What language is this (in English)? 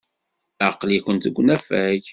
Kabyle